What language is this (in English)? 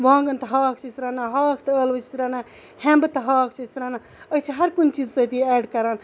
Kashmiri